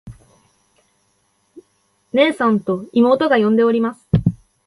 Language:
Japanese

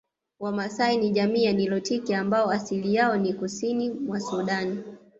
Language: Swahili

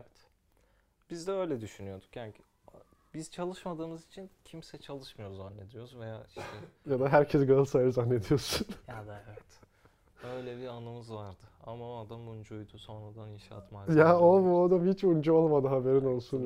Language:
Turkish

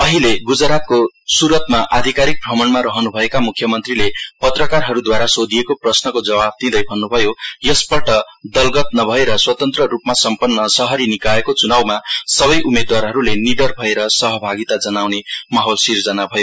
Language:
Nepali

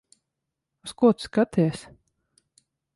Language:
Latvian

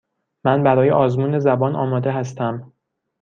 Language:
Persian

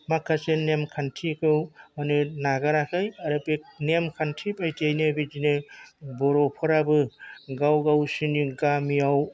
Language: Bodo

